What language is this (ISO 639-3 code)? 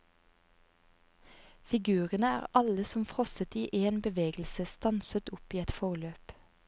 nor